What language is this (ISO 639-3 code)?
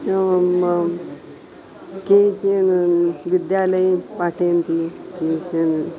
san